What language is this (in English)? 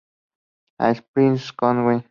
Spanish